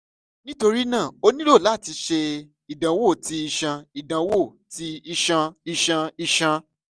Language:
Yoruba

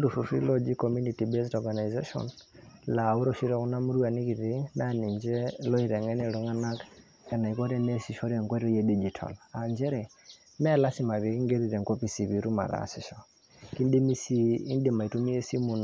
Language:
Masai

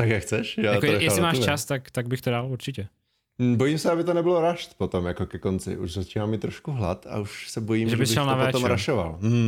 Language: Czech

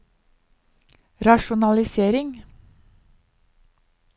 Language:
Norwegian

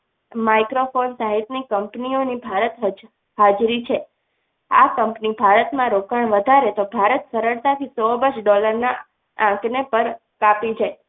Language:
Gujarati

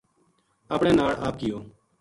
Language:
Gujari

